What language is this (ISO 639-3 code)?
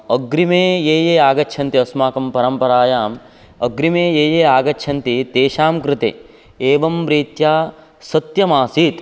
san